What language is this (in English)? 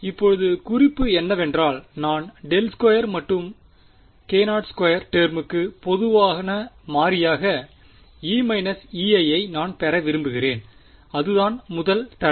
Tamil